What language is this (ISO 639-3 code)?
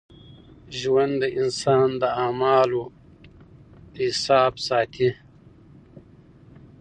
pus